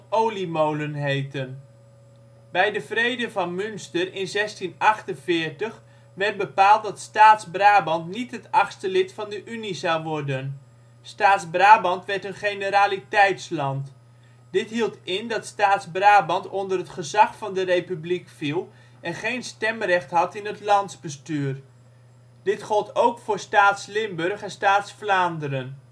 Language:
Dutch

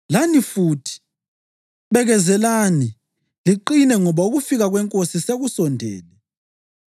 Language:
North Ndebele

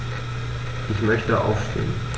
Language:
German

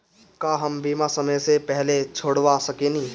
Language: Bhojpuri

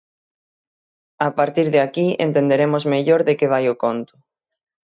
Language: Galician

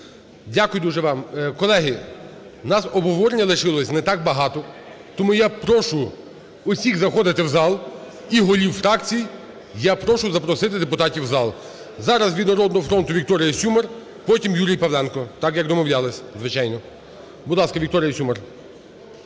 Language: Ukrainian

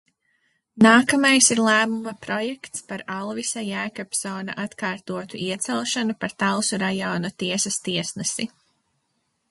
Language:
Latvian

